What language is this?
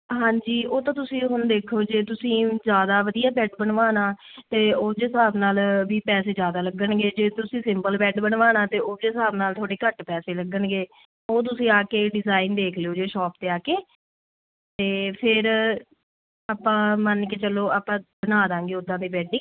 Punjabi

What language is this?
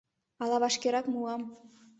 Mari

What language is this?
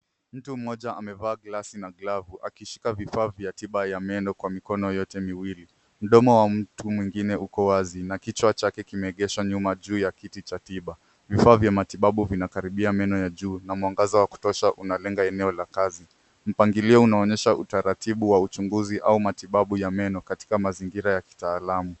Swahili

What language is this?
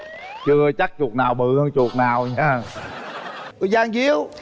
Vietnamese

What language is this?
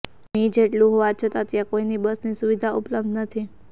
Gujarati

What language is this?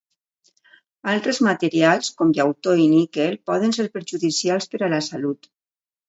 Catalan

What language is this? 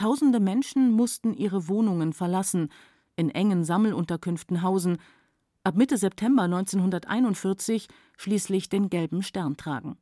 German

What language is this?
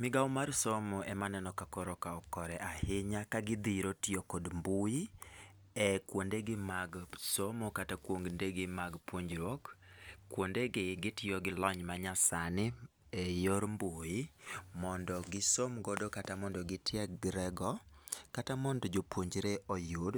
Luo (Kenya and Tanzania)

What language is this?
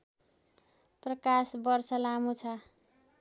Nepali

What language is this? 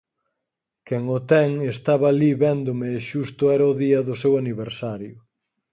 Galician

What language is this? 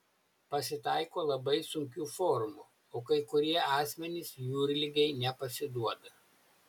Lithuanian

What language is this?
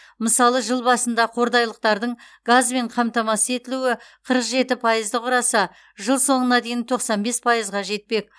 Kazakh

